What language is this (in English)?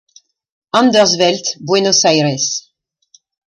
French